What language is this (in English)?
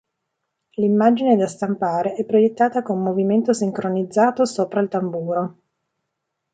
Italian